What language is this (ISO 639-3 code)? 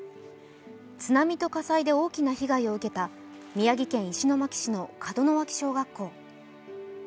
jpn